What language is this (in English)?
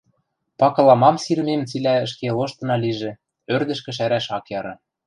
Western Mari